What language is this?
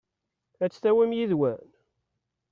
Kabyle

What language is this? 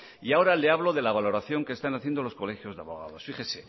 Spanish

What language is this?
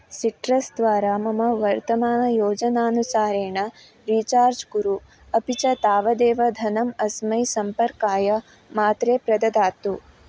Sanskrit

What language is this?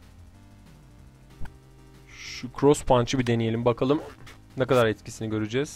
Turkish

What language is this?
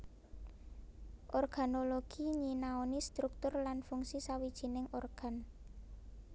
Javanese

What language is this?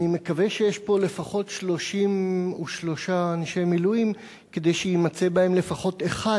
Hebrew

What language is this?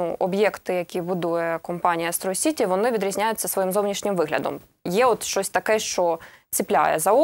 Russian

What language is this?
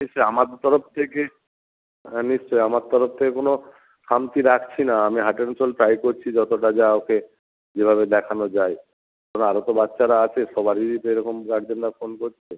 Bangla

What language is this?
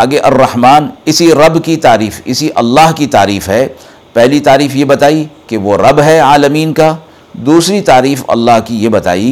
Urdu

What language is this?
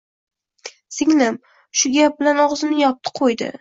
Uzbek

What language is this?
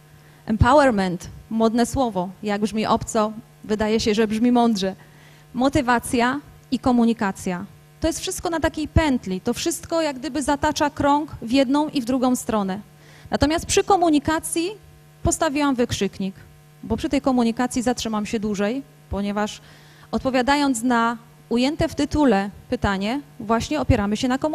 Polish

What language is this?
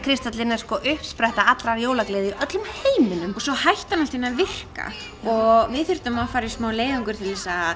Icelandic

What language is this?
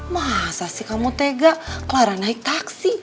Indonesian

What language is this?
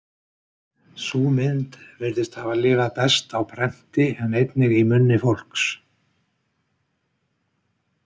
Icelandic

